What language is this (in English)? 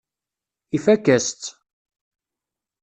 Kabyle